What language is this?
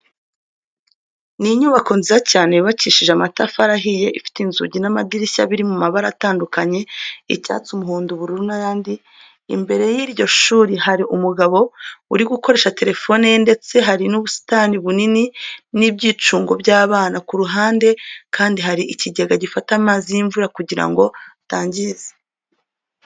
Kinyarwanda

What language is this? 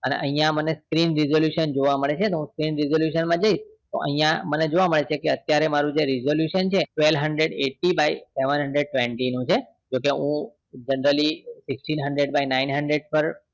Gujarati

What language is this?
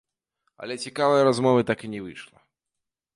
Belarusian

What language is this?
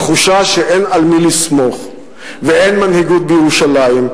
Hebrew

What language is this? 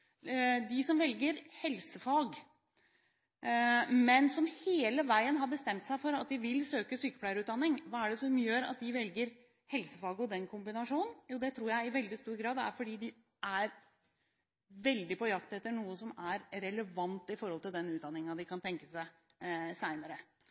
Norwegian Bokmål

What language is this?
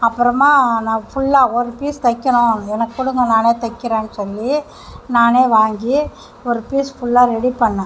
Tamil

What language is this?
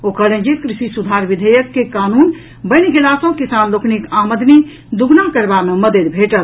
Maithili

